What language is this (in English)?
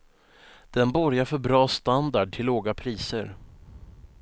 Swedish